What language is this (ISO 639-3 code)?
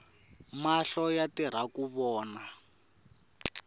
tso